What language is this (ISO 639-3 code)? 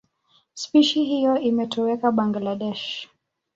swa